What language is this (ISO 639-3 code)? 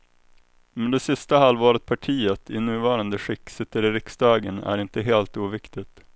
swe